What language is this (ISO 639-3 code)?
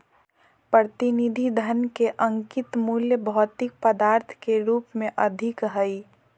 mag